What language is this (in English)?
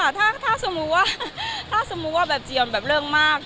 Thai